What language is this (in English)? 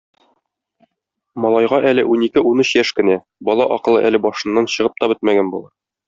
Tatar